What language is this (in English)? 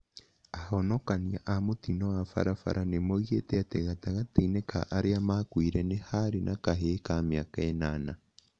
Kikuyu